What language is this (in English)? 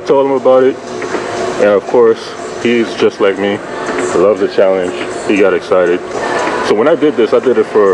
English